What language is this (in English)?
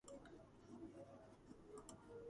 Georgian